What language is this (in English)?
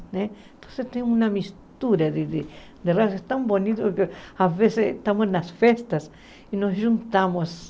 Portuguese